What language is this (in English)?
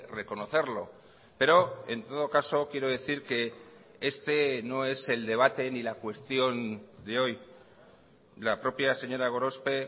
Spanish